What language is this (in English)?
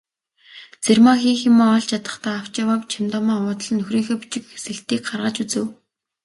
Mongolian